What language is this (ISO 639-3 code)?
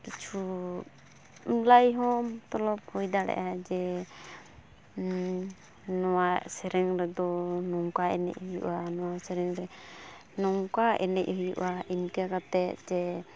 sat